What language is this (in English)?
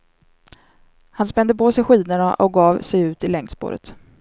Swedish